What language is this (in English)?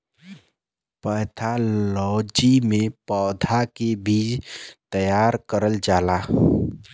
Bhojpuri